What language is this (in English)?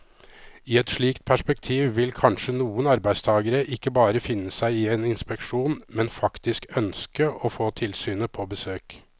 Norwegian